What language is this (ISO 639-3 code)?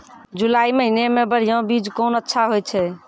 mai